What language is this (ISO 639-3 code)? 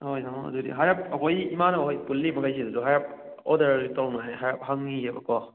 mni